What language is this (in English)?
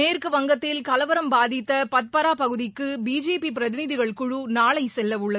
Tamil